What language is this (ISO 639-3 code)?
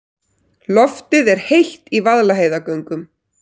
isl